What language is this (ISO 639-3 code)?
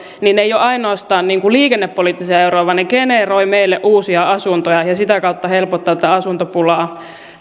fin